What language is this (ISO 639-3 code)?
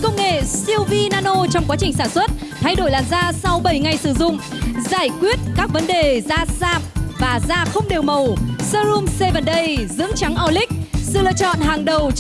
vie